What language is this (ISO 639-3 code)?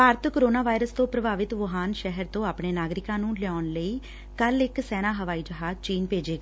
pan